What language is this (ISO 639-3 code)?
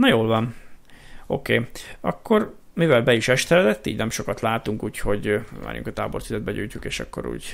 hun